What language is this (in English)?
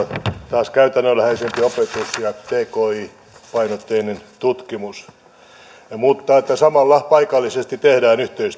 Finnish